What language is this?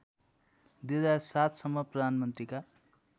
Nepali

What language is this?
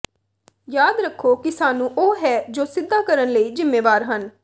Punjabi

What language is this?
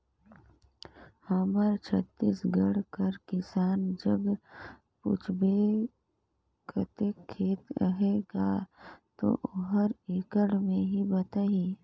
Chhattisgarhi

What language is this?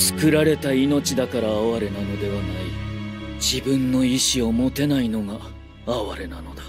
Japanese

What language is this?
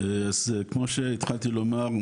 Hebrew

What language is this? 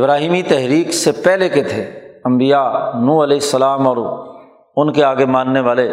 Urdu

